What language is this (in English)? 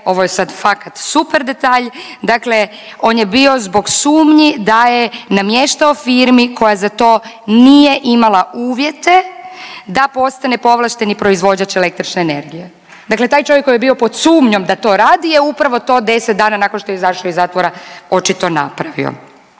Croatian